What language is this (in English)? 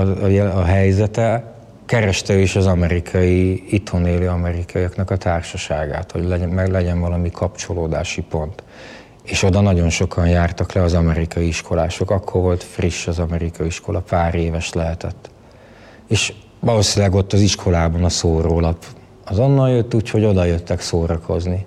Hungarian